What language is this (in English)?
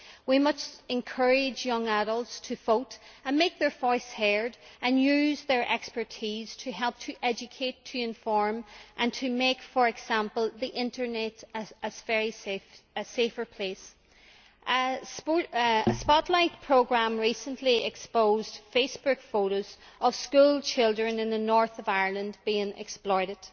English